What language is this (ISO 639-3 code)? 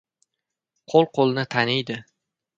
uzb